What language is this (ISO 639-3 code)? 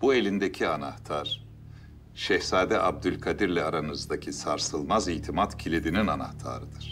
tur